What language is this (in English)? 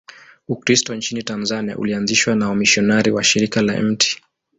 Swahili